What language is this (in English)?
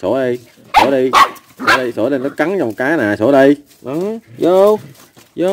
Vietnamese